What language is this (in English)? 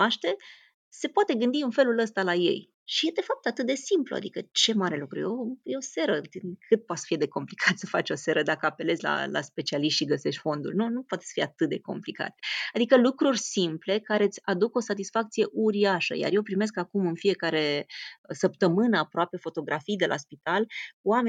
Romanian